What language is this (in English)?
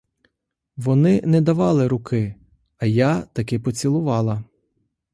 Ukrainian